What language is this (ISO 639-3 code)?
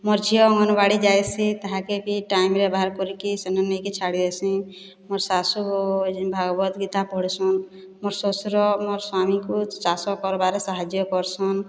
ori